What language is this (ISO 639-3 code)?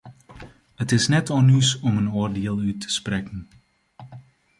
fry